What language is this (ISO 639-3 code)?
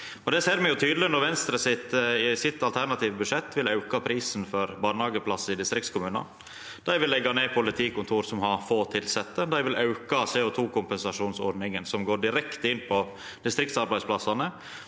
nor